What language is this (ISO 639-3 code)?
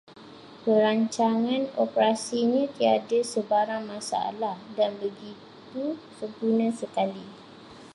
msa